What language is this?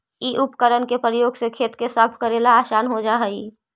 Magahi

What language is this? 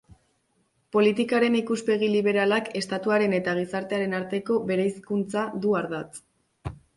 Basque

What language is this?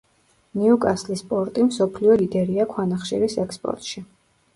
Georgian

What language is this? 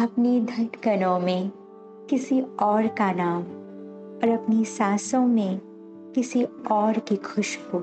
Hindi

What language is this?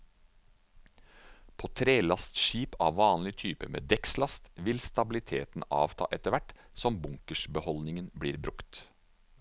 Norwegian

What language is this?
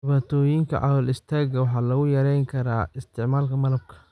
Somali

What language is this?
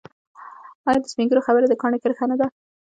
Pashto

